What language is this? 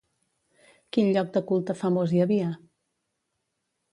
Catalan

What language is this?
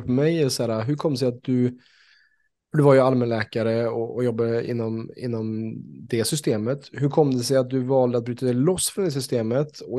Swedish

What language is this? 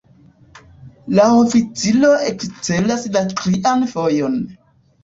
Esperanto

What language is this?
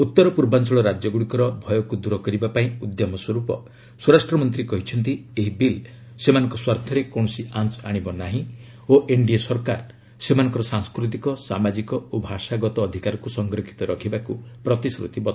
Odia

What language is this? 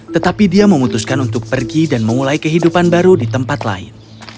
Indonesian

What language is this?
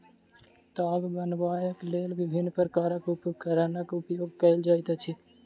Maithili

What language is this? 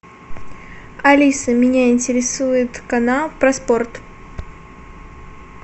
Russian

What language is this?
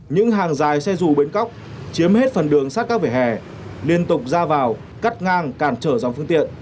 Vietnamese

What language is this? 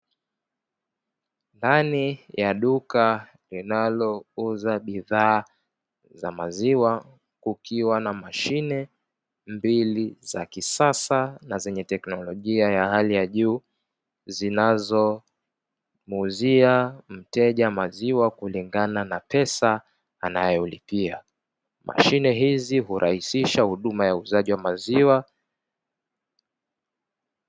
Swahili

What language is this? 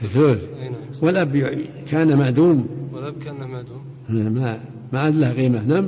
Arabic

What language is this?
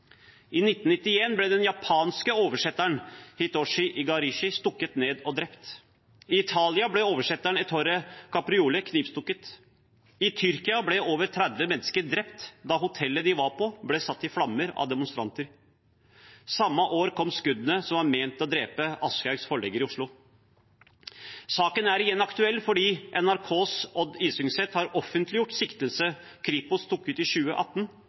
Norwegian Bokmål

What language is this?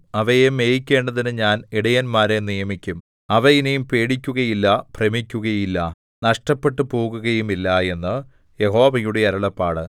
Malayalam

